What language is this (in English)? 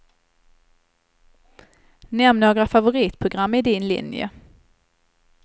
Swedish